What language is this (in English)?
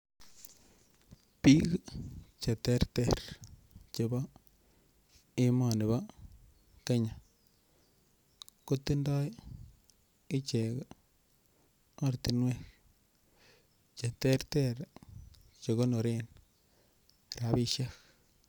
Kalenjin